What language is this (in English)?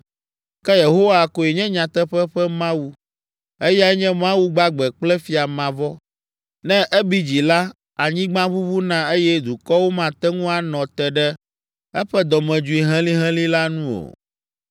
Ewe